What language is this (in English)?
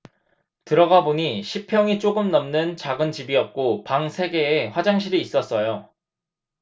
Korean